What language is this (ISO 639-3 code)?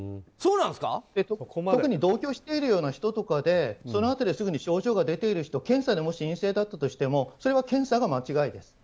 jpn